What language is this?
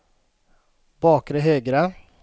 Swedish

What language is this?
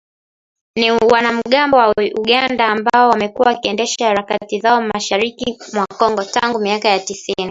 Swahili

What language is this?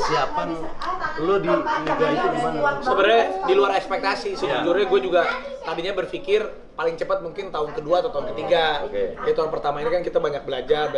Indonesian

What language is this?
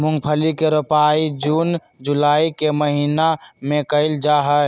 Magahi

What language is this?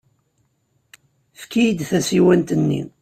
Kabyle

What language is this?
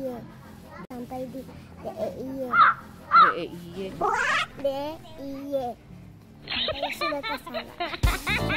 Indonesian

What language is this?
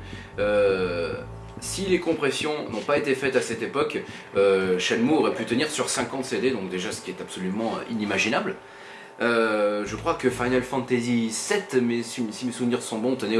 French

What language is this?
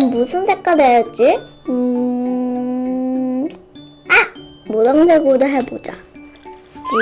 Korean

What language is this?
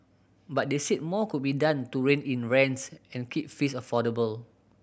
English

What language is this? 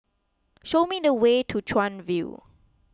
English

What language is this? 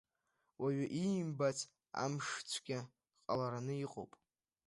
Abkhazian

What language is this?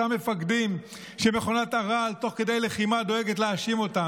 Hebrew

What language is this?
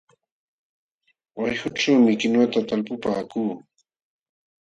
Jauja Wanca Quechua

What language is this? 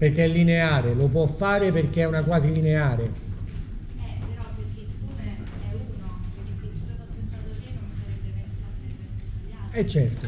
Italian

